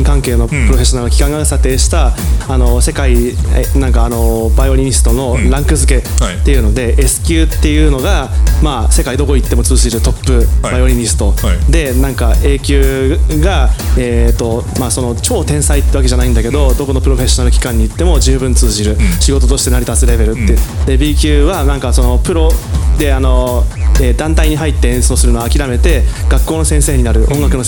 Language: Japanese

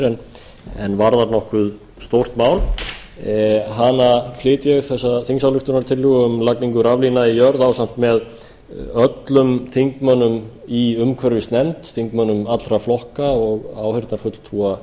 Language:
Icelandic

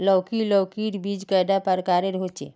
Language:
Magahi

